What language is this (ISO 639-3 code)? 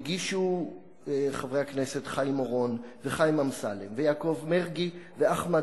heb